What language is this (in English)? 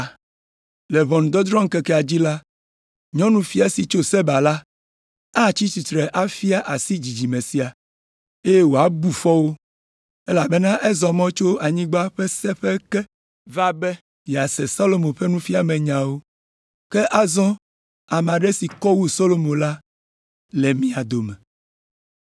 Ewe